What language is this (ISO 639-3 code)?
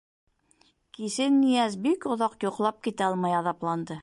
bak